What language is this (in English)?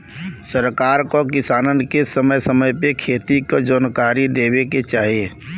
Bhojpuri